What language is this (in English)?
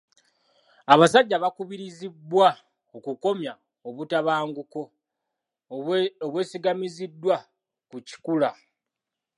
Ganda